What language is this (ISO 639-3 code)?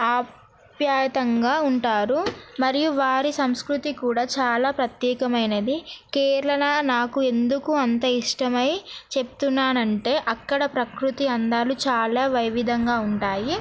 tel